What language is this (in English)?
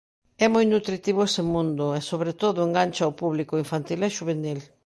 Galician